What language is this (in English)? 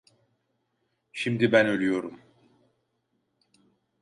Turkish